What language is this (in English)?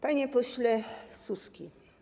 Polish